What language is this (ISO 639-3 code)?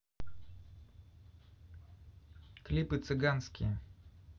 rus